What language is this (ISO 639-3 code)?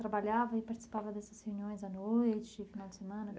por